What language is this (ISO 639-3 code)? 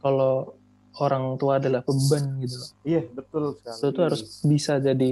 ind